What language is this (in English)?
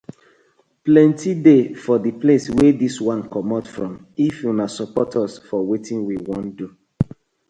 Nigerian Pidgin